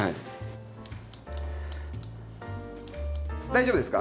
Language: Japanese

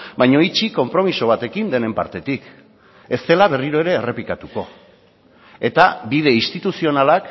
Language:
Basque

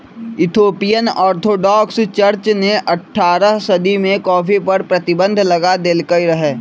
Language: Magahi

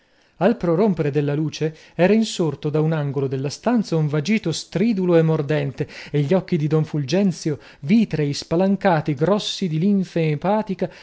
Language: Italian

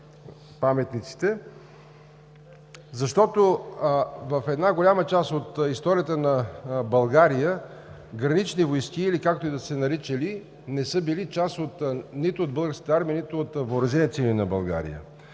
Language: Bulgarian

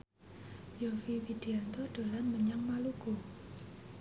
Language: Javanese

